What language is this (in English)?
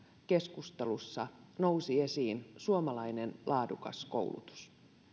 Finnish